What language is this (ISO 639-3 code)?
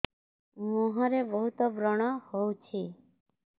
ori